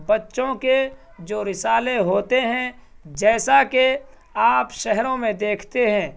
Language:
Urdu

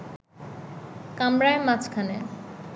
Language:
Bangla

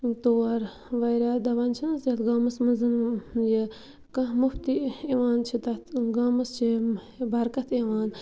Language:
Kashmiri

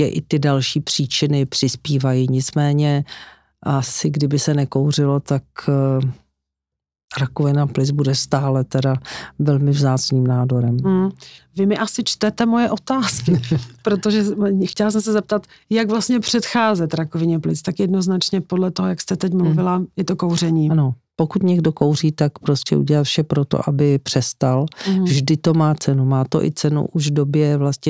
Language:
Czech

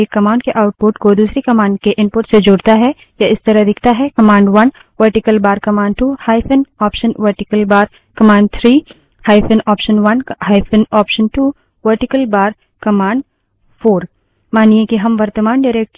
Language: Hindi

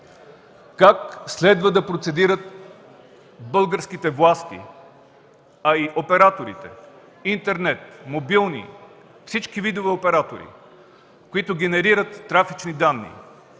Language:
Bulgarian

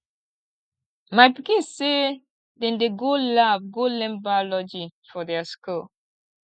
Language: Nigerian Pidgin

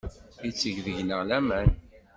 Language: Kabyle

